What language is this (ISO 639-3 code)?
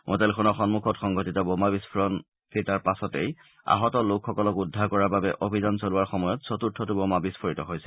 asm